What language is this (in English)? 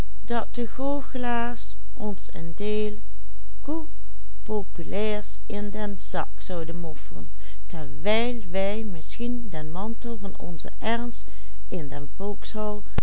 Dutch